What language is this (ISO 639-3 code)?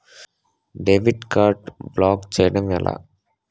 tel